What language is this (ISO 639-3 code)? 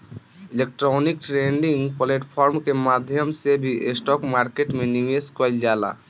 bho